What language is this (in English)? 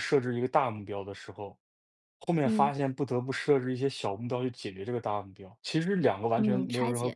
Chinese